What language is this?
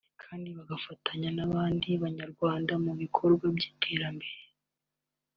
Kinyarwanda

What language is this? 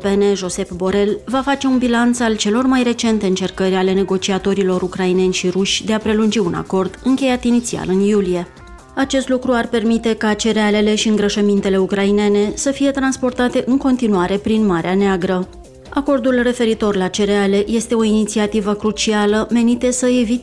Romanian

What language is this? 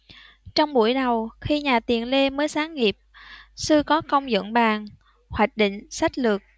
Vietnamese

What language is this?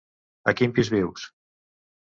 Catalan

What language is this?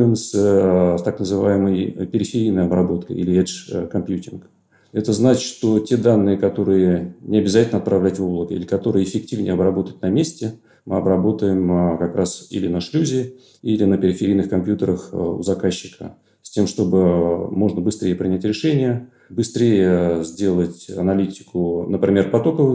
Russian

